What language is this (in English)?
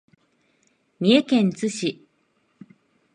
Japanese